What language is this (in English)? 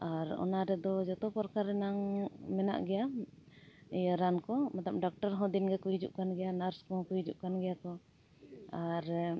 Santali